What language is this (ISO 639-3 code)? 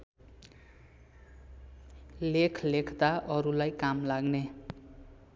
nep